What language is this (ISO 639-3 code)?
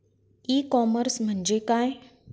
mar